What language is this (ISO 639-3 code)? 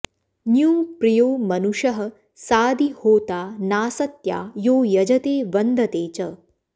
san